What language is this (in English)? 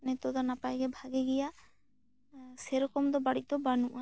Santali